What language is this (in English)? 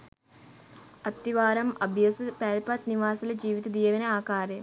Sinhala